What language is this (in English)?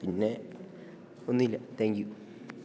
Malayalam